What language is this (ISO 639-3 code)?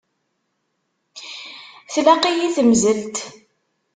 kab